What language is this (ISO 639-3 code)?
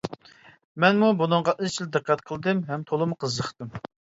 uig